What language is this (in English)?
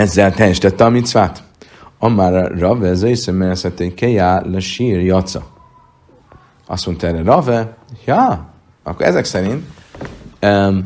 Hungarian